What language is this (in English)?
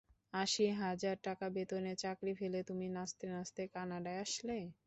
Bangla